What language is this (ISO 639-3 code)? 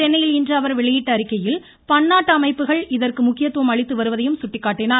tam